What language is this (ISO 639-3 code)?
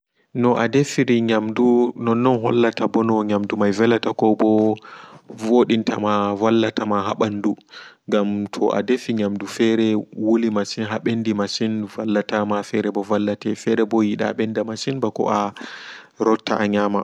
ful